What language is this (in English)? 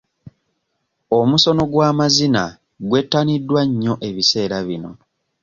Ganda